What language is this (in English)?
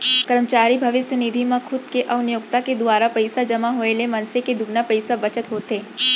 Chhattisgarhi